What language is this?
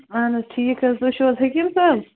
Kashmiri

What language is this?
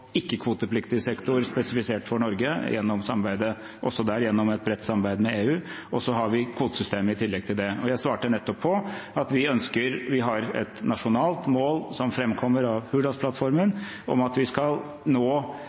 Norwegian Bokmål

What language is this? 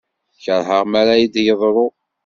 Kabyle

